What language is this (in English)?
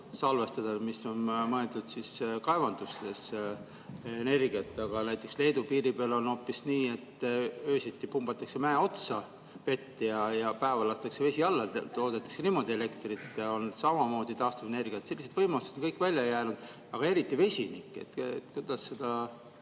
Estonian